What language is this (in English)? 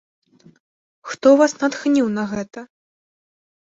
Belarusian